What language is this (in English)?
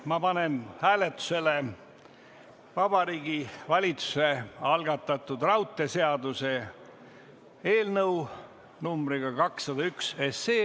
Estonian